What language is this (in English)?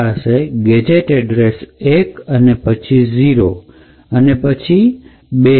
Gujarati